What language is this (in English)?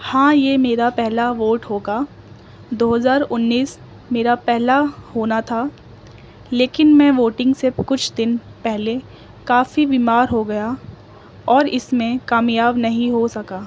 Urdu